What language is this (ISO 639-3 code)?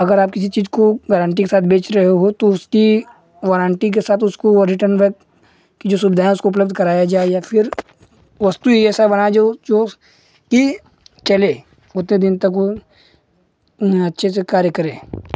hin